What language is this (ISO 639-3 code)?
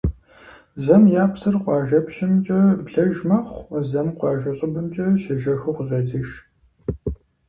kbd